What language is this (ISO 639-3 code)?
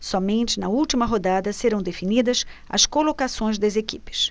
por